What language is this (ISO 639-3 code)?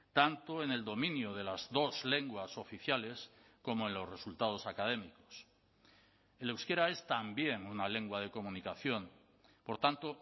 spa